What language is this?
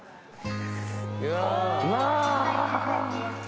Japanese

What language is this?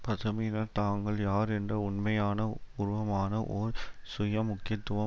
Tamil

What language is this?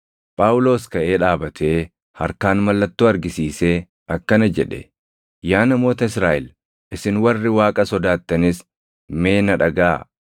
Oromo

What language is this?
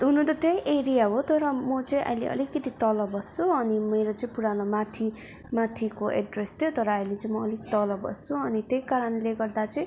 Nepali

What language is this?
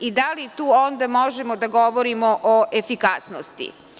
Serbian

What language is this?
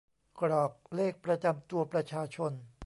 Thai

